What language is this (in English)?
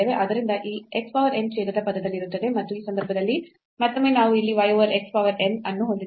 Kannada